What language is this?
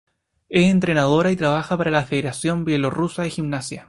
Spanish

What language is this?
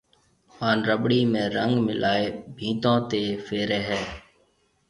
Marwari (Pakistan)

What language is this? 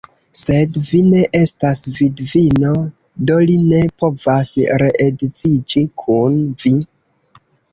Esperanto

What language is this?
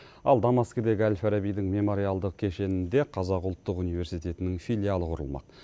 Kazakh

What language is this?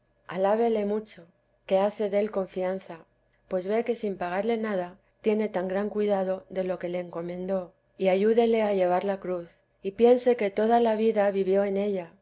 Spanish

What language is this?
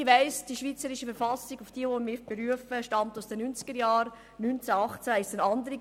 Swiss German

